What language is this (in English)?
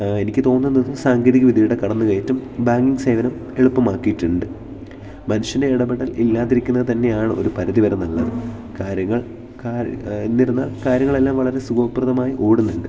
Malayalam